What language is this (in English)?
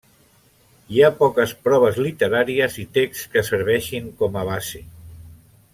Catalan